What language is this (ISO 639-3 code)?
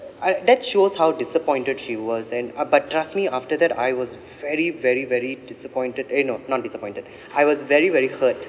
eng